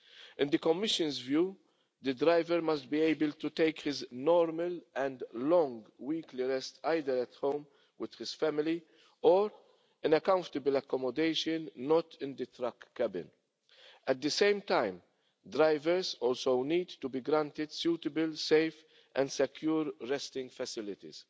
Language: English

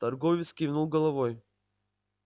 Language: Russian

